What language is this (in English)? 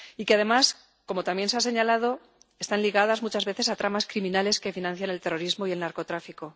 Spanish